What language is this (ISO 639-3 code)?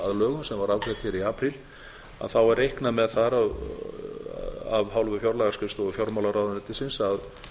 isl